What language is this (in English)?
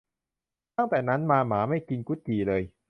Thai